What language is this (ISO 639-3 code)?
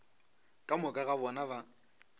nso